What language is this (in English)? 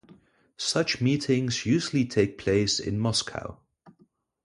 English